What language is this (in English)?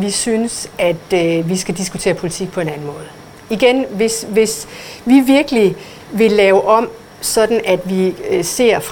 Danish